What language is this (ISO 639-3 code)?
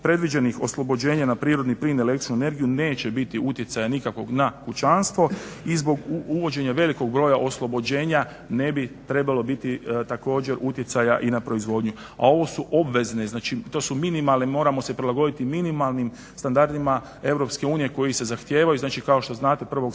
hrv